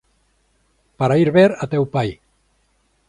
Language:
Galician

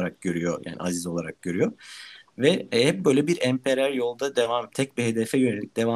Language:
Turkish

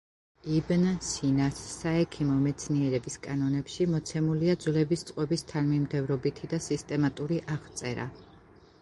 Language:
Georgian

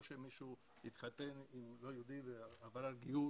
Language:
Hebrew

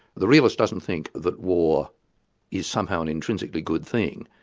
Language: English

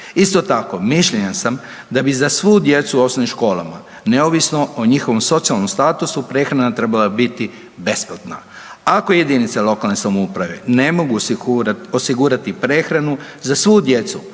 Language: Croatian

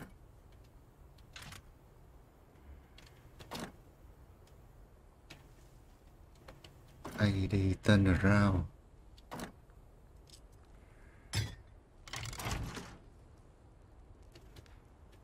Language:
Vietnamese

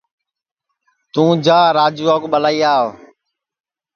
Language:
Sansi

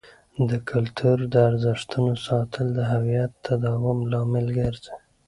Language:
Pashto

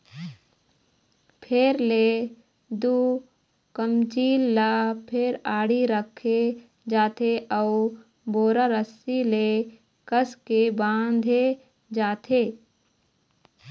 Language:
Chhattisgarhi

